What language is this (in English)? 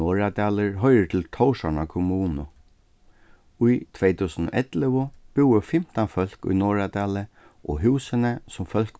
Faroese